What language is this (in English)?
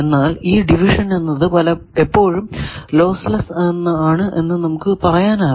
Malayalam